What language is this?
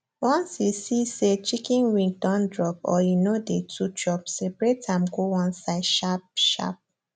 Nigerian Pidgin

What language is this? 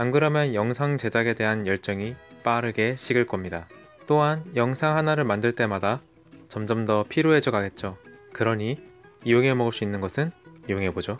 Korean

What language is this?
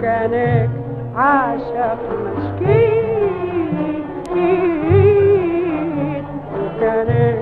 Arabic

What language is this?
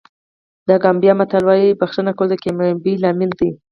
Pashto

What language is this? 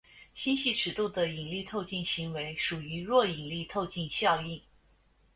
Chinese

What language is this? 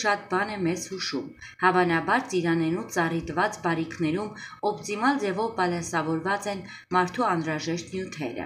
Romanian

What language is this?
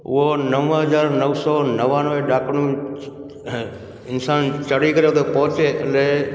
Sindhi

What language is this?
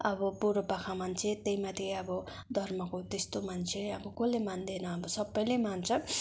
Nepali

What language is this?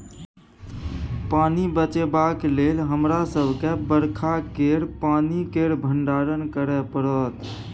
Maithili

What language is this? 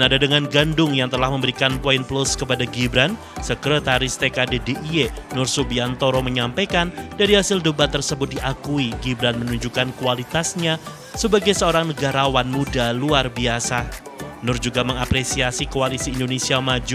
Indonesian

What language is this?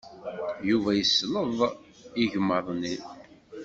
Kabyle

